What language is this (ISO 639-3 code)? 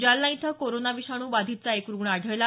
mar